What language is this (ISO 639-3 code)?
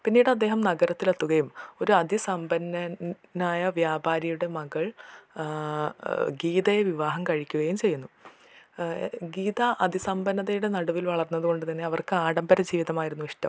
mal